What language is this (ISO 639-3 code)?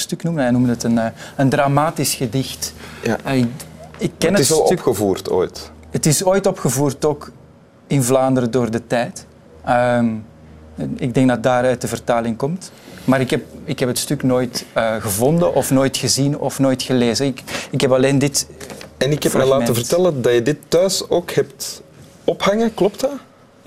nld